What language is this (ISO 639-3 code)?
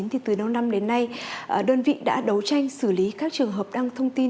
vie